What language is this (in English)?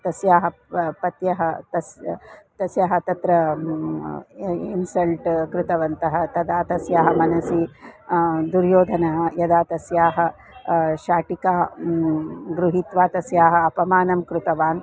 Sanskrit